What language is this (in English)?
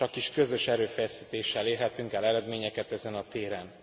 Hungarian